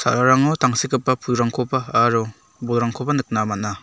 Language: Garo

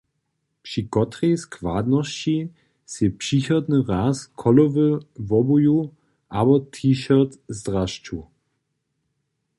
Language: Upper Sorbian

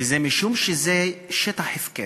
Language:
Hebrew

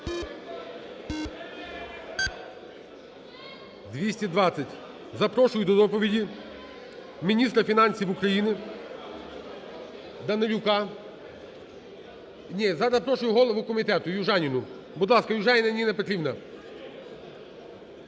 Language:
Ukrainian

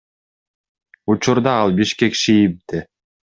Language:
Kyrgyz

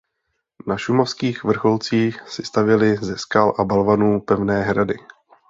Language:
Czech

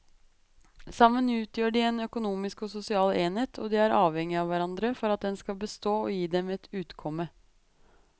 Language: Norwegian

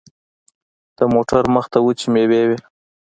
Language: Pashto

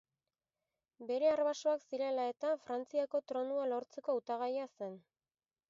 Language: Basque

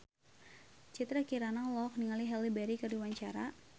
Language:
Sundanese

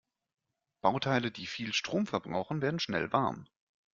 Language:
German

